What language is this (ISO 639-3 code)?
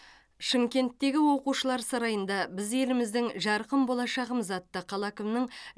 kaz